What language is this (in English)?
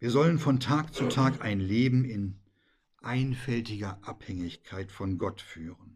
German